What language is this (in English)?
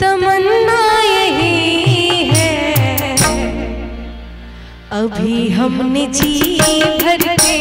Hindi